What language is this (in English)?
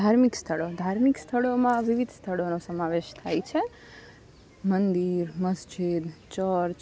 Gujarati